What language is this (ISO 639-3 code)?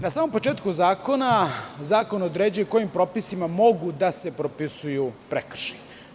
srp